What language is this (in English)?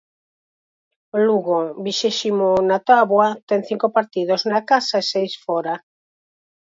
Galician